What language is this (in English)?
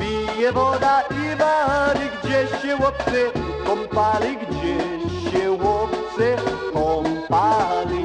Polish